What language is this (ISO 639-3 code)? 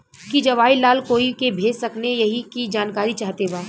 bho